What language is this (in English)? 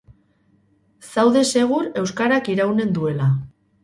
Basque